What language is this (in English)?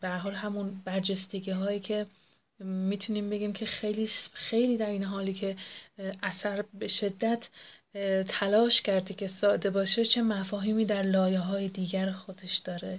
Persian